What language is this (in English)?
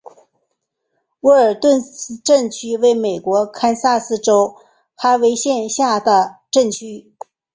Chinese